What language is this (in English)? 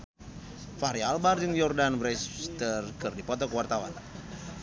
Sundanese